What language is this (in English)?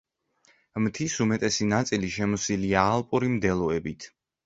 Georgian